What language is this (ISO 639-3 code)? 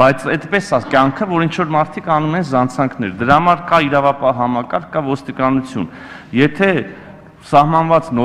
tur